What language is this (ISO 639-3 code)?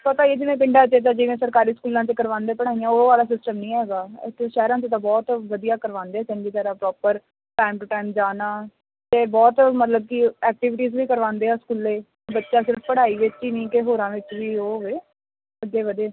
pan